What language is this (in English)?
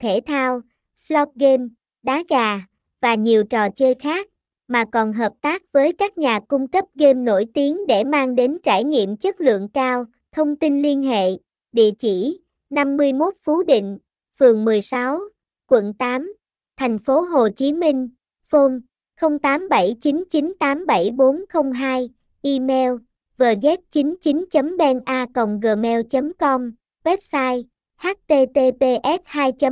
Vietnamese